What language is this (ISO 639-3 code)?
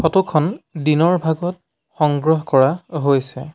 asm